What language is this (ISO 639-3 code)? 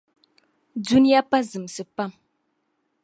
dag